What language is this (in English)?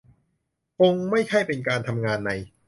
Thai